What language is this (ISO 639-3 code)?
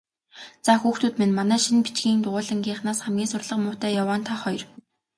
mon